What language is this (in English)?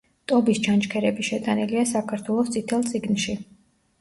Georgian